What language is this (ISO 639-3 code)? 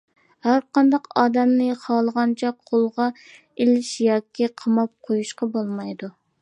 uig